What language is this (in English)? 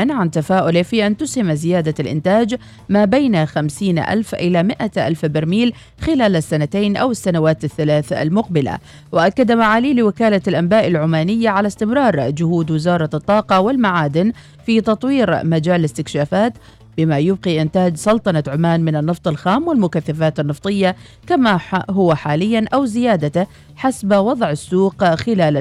Arabic